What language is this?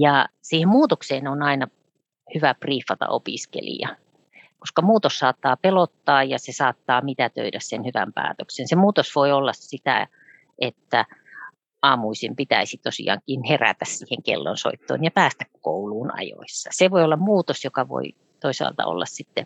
Finnish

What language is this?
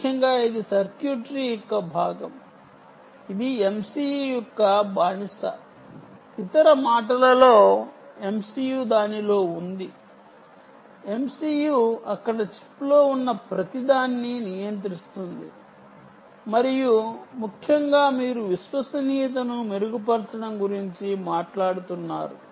Telugu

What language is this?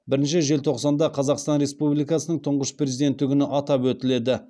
Kazakh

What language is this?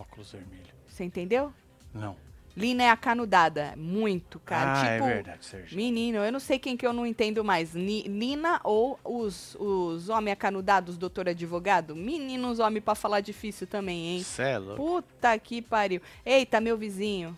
Portuguese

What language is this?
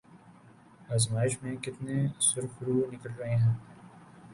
Urdu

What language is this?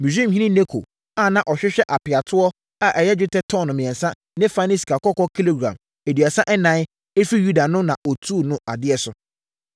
Akan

